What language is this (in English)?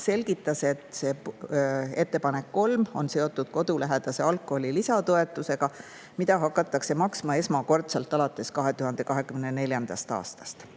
Estonian